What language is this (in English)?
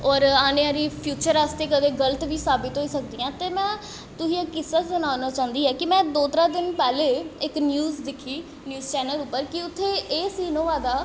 Dogri